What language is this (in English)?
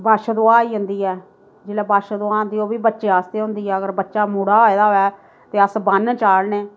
Dogri